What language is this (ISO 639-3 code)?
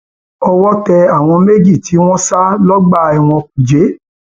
yor